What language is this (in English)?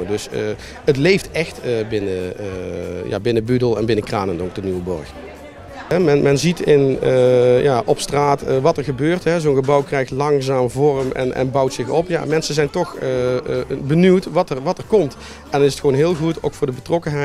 Dutch